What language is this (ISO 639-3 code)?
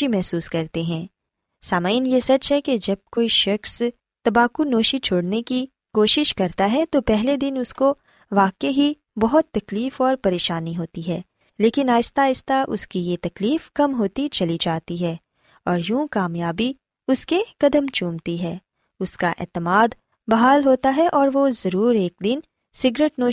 urd